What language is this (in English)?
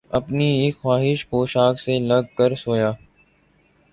Urdu